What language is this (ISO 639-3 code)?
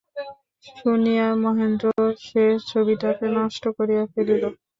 ben